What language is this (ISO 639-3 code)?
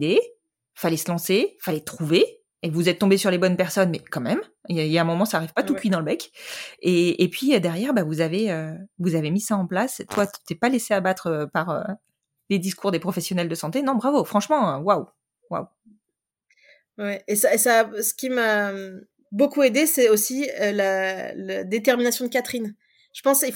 fra